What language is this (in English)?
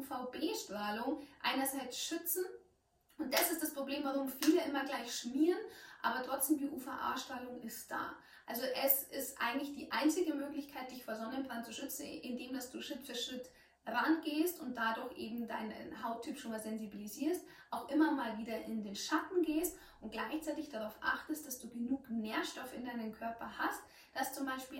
German